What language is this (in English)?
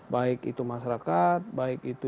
Indonesian